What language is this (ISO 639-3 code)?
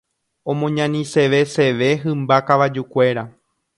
grn